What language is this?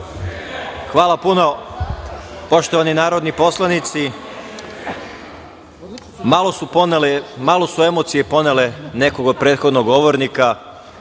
Serbian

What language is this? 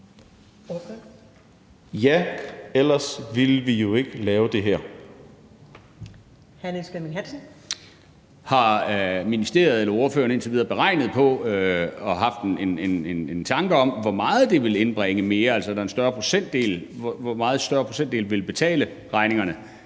Danish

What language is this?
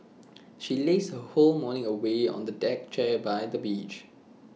English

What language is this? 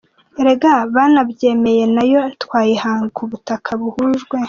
Kinyarwanda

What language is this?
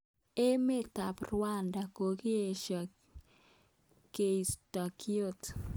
Kalenjin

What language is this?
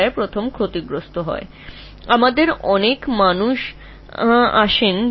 Bangla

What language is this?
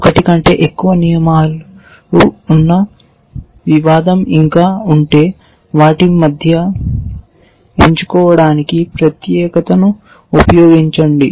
Telugu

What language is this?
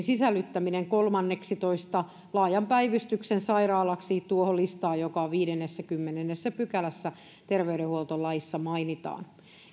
Finnish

